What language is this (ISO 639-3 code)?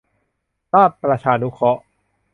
tha